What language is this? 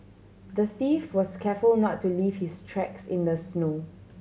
English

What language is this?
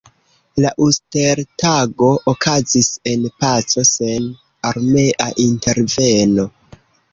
Esperanto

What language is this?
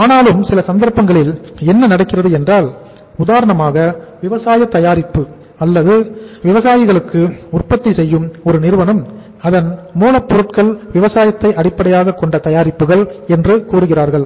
Tamil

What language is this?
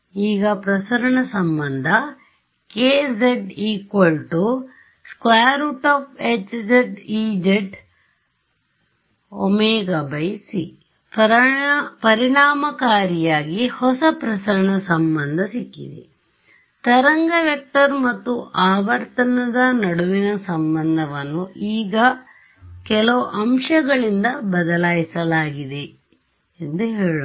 Kannada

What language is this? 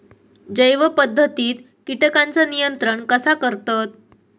Marathi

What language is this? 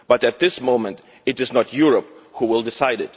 English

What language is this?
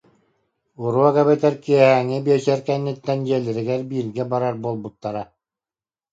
Yakut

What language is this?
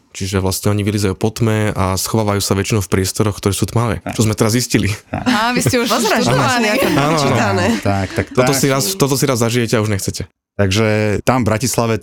Slovak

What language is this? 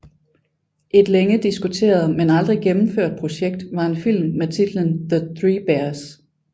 Danish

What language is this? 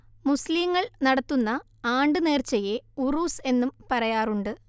Malayalam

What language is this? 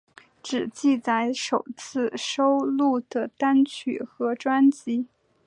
Chinese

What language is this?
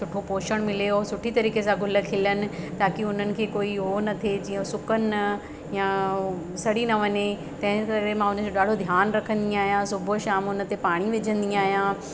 Sindhi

